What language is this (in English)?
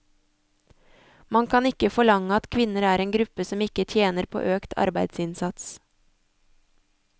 Norwegian